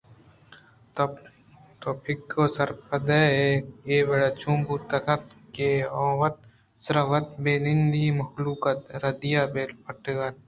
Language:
Eastern Balochi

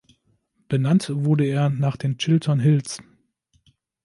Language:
German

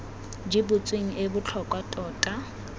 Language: Tswana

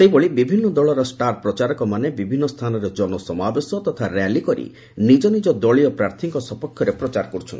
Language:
Odia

